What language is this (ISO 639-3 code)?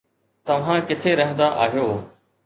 snd